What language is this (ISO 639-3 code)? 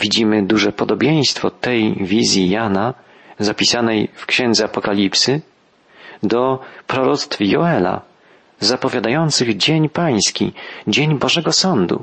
pol